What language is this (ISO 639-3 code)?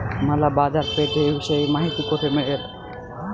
mar